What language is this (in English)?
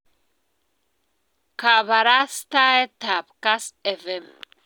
Kalenjin